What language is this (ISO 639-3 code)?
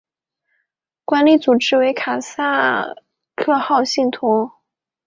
zho